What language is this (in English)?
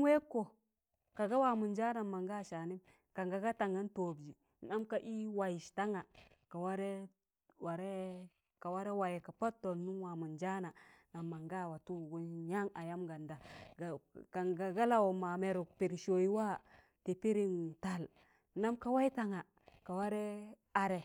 Tangale